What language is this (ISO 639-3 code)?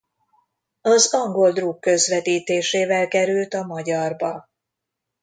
hun